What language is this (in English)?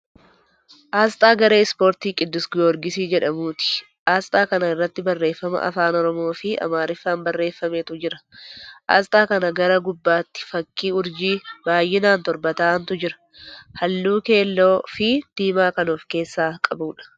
Oromo